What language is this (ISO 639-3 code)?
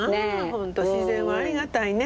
jpn